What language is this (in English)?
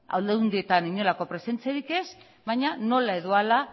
Basque